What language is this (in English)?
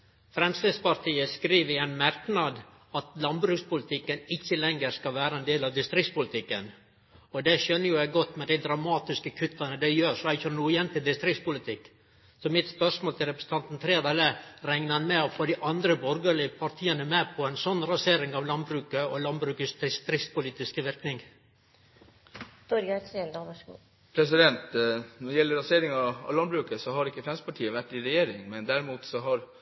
Norwegian